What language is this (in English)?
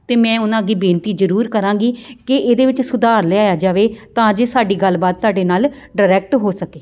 Punjabi